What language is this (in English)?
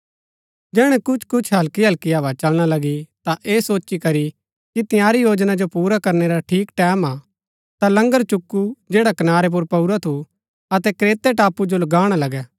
Gaddi